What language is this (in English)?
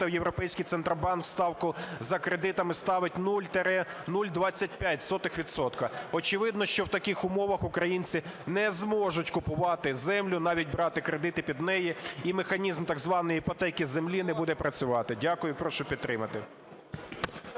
Ukrainian